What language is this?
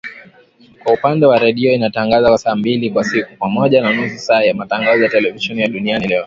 Swahili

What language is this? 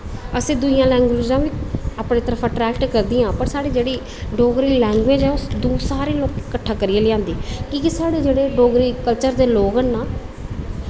Dogri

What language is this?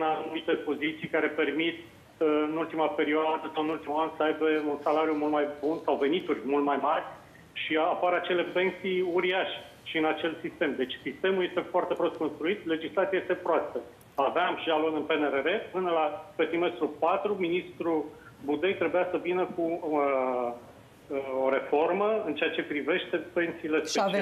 Romanian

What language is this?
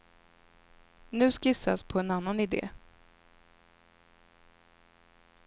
Swedish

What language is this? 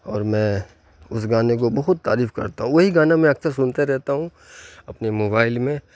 Urdu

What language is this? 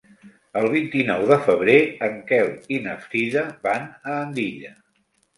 Catalan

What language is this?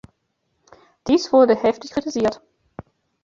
German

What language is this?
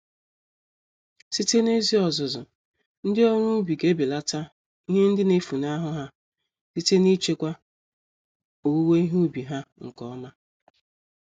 Igbo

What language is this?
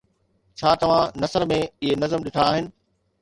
Sindhi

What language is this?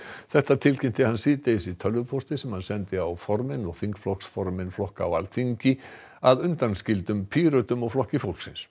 Icelandic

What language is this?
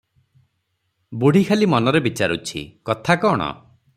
Odia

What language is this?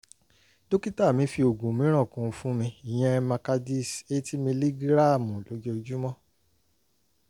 Yoruba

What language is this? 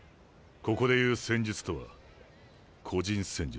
Japanese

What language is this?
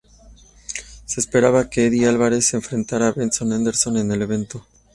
Spanish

